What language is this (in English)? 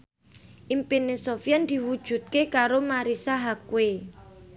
Javanese